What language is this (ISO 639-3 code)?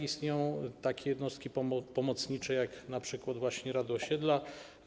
pol